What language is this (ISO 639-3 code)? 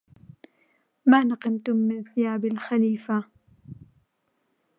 ara